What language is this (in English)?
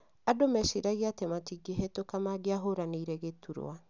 Kikuyu